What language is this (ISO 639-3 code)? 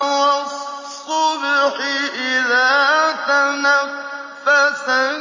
ara